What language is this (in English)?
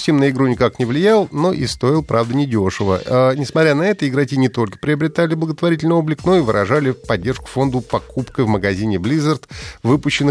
Russian